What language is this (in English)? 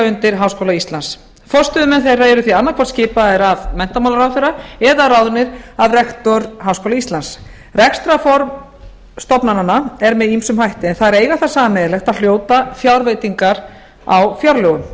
Icelandic